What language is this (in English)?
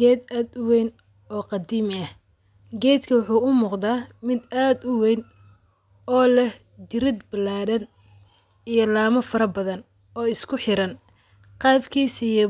Somali